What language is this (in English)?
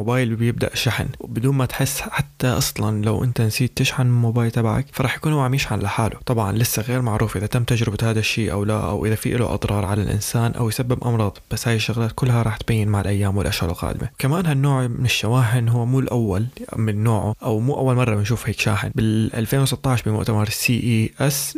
Arabic